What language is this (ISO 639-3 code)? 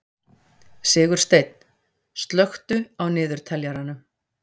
isl